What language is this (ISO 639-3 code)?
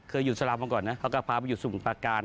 tha